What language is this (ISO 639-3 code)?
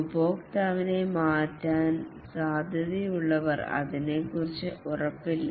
mal